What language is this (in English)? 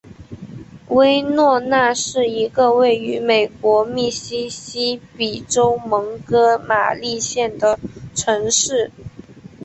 Chinese